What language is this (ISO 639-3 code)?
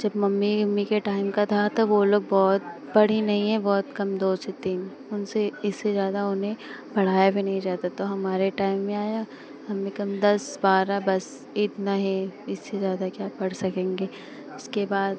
hin